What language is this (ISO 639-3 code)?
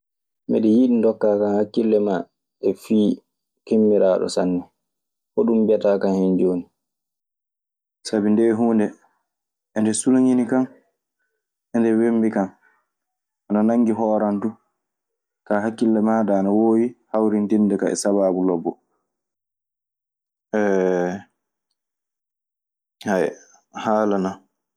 ffm